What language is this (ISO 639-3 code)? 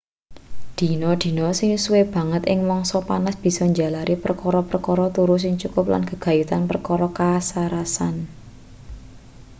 jav